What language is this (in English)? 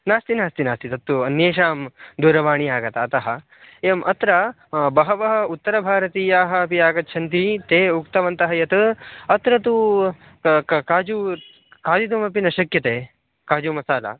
Sanskrit